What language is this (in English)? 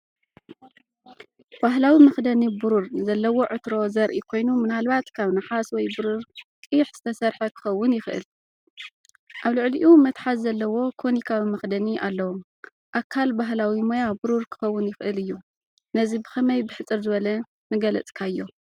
Tigrinya